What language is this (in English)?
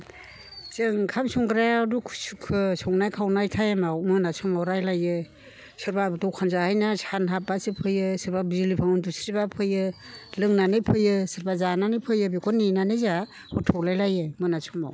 Bodo